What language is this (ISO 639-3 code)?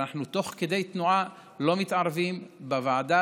heb